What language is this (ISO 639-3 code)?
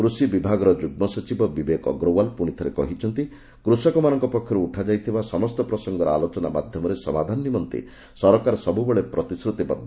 ori